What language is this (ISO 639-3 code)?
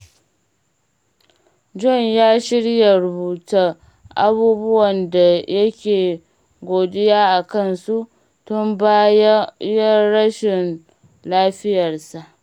hau